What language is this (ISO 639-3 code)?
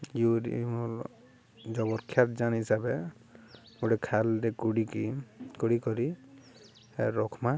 ori